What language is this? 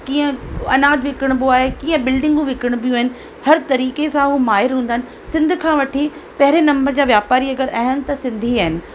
Sindhi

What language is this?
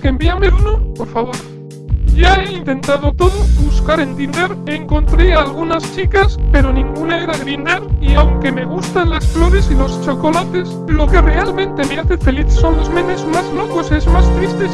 Spanish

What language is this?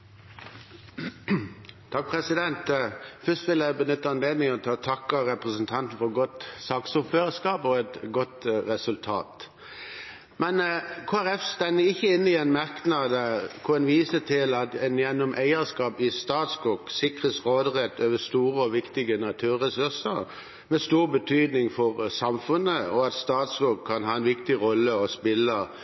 Norwegian Bokmål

